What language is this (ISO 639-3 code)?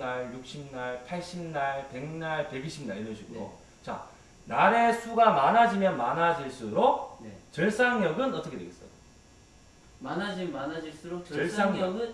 kor